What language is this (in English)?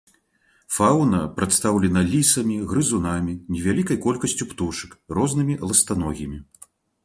Belarusian